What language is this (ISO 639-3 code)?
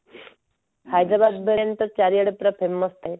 ori